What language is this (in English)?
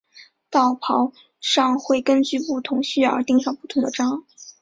Chinese